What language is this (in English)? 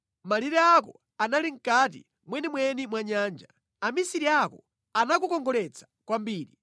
Nyanja